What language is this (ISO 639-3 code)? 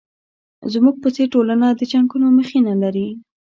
pus